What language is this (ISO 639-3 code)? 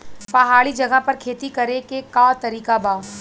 bho